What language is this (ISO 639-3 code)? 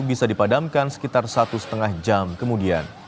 ind